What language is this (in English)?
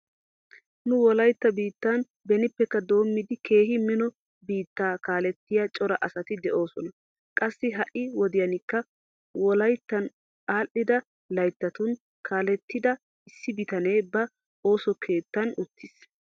Wolaytta